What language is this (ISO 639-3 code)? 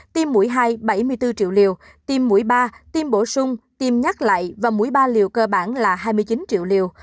vie